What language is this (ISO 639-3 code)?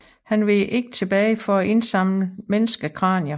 dan